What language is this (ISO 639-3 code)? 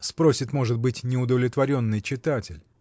rus